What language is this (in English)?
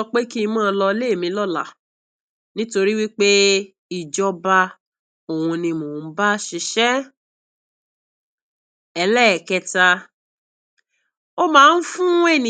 Yoruba